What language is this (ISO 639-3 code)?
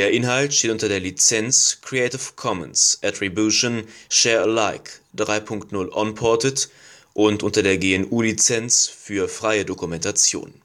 deu